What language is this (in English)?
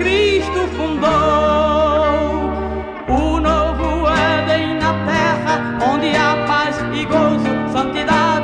Portuguese